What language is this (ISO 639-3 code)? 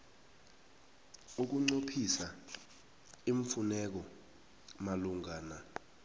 nbl